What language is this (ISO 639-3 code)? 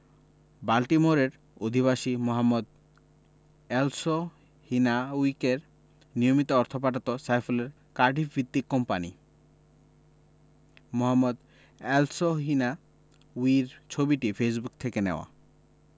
ben